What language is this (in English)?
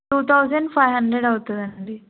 Telugu